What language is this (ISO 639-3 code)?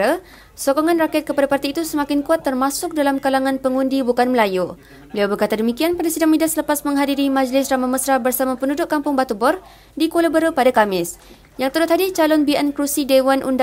msa